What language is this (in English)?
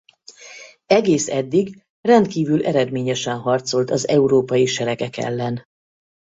Hungarian